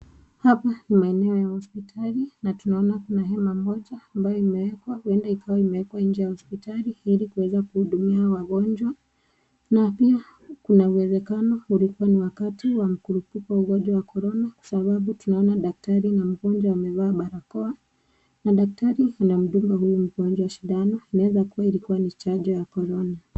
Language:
Swahili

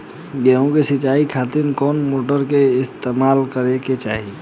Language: Bhojpuri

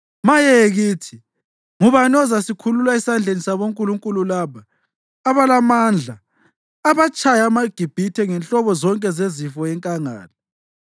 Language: North Ndebele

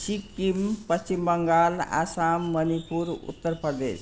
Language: Nepali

